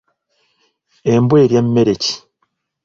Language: Ganda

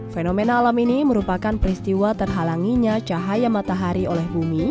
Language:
Indonesian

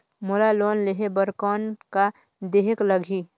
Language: Chhattisgarhi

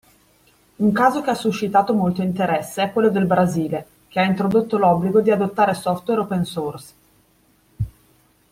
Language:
Italian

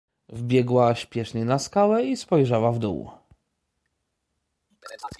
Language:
Polish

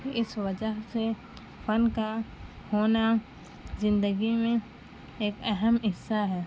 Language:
Urdu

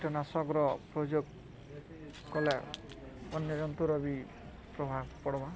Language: Odia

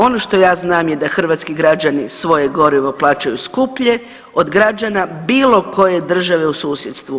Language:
Croatian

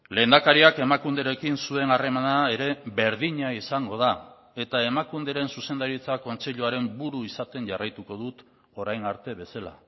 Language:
Basque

